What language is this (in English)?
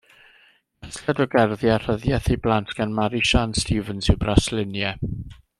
Welsh